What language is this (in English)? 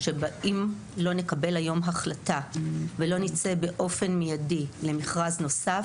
Hebrew